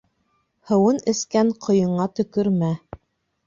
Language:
Bashkir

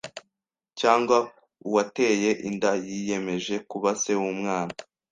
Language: Kinyarwanda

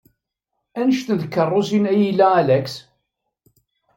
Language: Kabyle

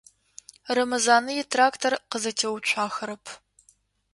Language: Adyghe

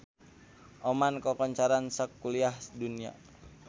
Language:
Sundanese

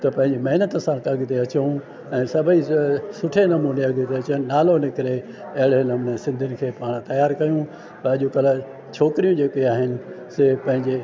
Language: Sindhi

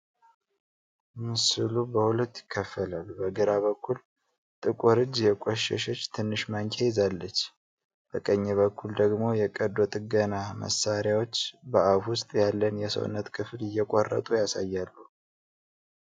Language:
Amharic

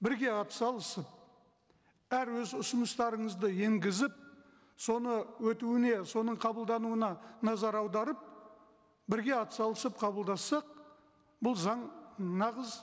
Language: Kazakh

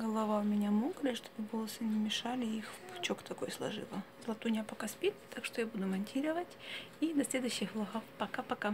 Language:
Russian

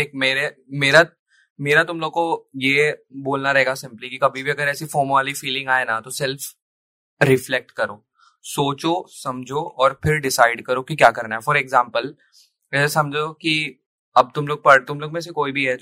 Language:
Hindi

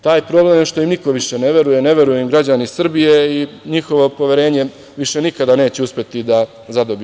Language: Serbian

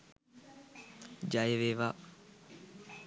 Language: Sinhala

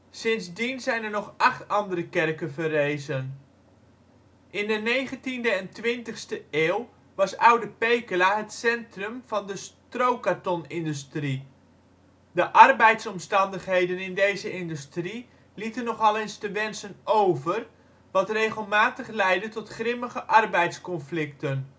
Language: Dutch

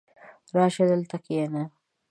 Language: Pashto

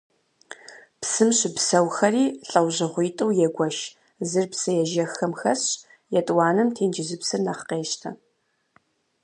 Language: Kabardian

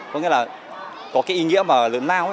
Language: Vietnamese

